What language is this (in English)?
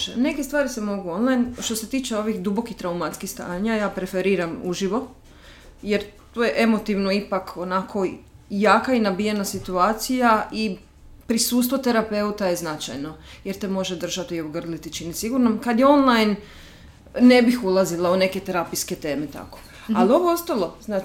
Croatian